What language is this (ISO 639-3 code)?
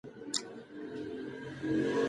pus